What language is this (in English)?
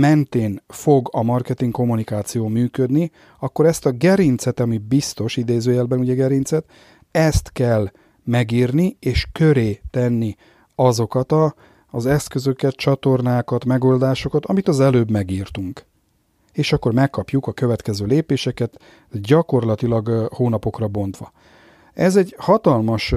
Hungarian